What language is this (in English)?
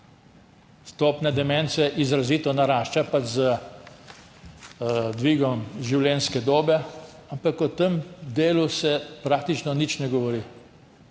Slovenian